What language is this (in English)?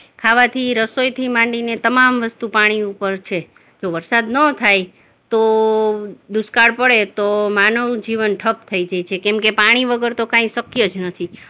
Gujarati